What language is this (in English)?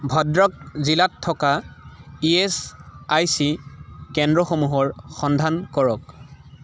Assamese